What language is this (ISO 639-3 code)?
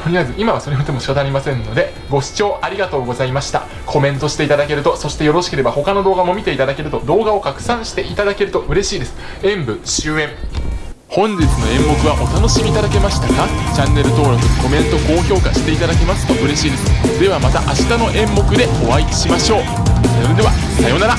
jpn